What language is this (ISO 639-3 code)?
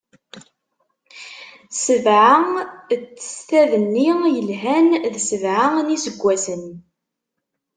kab